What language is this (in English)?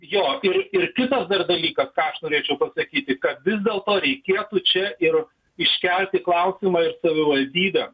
Lithuanian